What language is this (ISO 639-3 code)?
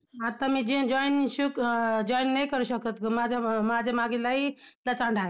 mar